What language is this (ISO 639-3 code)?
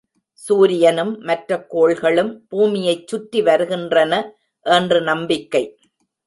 tam